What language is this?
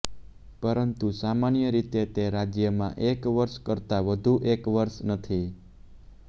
Gujarati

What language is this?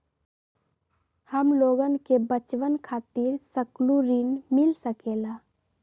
Magahi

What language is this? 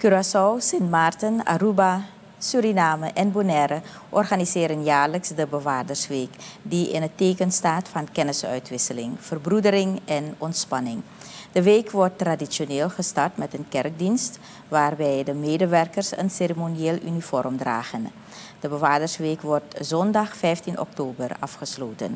Dutch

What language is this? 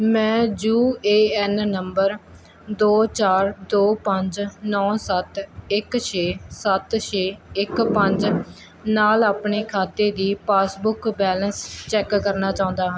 Punjabi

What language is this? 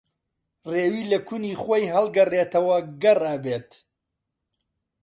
Central Kurdish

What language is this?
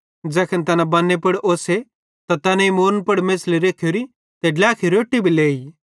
Bhadrawahi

